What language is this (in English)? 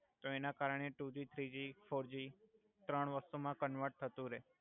Gujarati